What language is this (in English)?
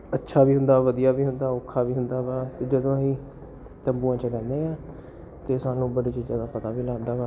Punjabi